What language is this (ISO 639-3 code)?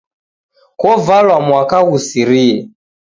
dav